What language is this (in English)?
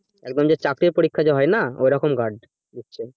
Bangla